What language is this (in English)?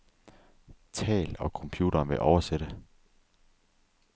Danish